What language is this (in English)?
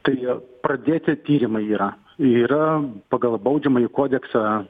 Lithuanian